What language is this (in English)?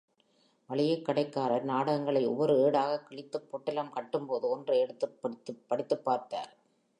Tamil